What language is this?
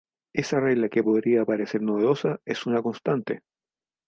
Spanish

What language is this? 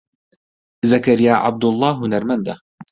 Central Kurdish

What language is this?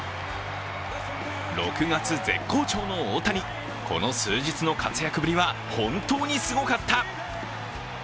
Japanese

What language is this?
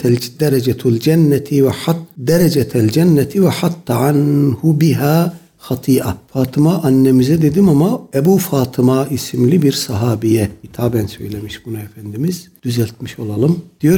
Turkish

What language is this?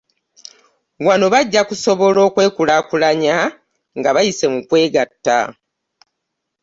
Ganda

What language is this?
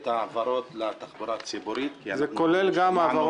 Hebrew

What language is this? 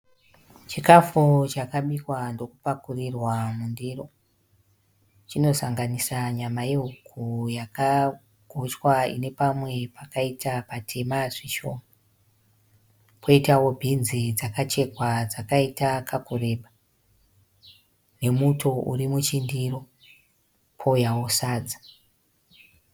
Shona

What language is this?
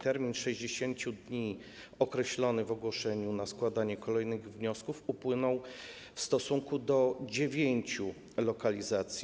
Polish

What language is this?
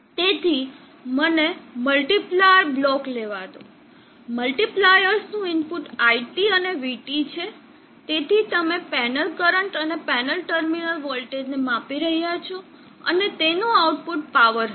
Gujarati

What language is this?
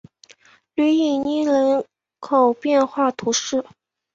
Chinese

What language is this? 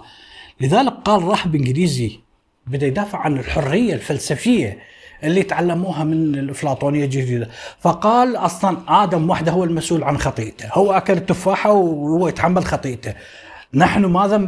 Arabic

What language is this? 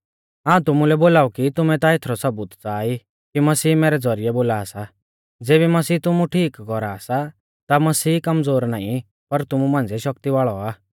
Mahasu Pahari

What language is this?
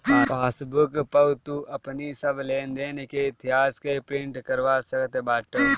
Bhojpuri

